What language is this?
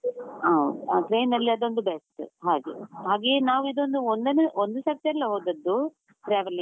Kannada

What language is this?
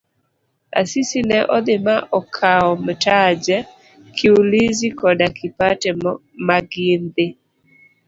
Luo (Kenya and Tanzania)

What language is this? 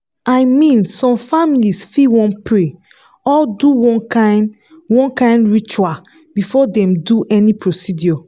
Nigerian Pidgin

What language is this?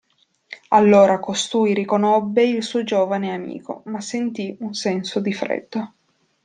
Italian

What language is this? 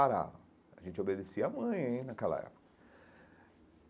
Portuguese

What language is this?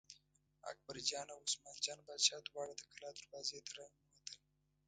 Pashto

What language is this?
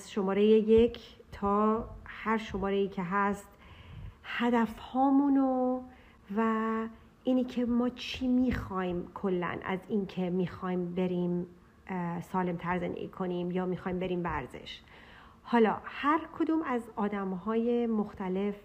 Persian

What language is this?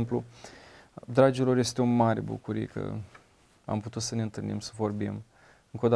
Romanian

